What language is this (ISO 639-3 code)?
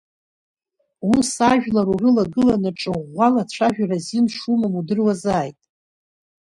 abk